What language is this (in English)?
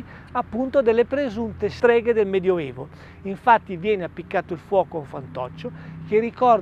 Italian